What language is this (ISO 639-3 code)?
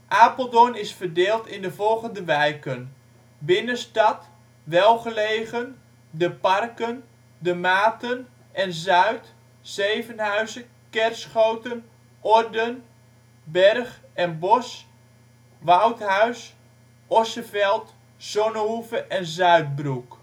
nld